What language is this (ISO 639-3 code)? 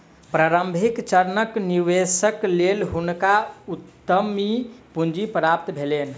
mai